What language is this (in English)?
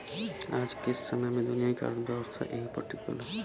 Bhojpuri